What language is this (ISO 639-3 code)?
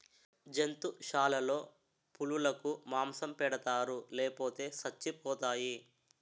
tel